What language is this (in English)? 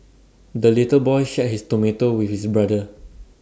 English